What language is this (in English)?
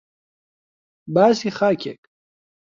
Central Kurdish